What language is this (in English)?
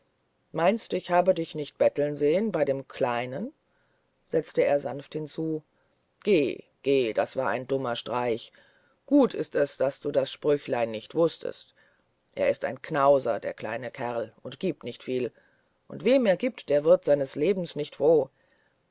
German